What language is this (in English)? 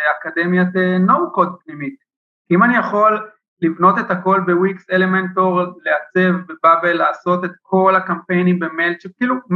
Hebrew